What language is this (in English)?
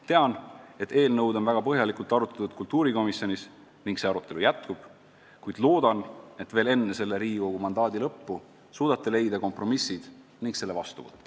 Estonian